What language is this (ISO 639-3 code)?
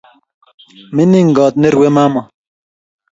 kln